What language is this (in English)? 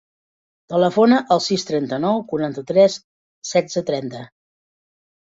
Catalan